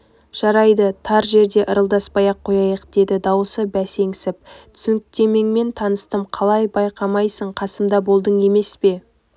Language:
Kazakh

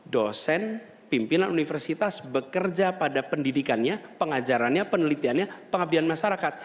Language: Indonesian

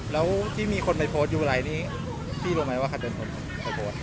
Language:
Thai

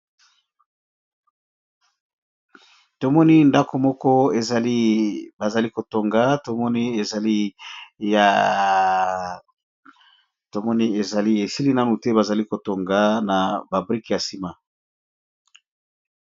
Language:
Lingala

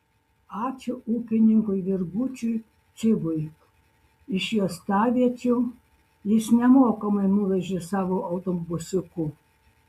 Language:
Lithuanian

